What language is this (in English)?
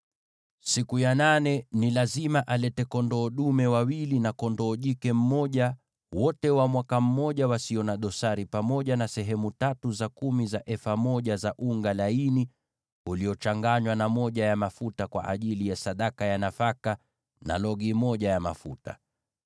Swahili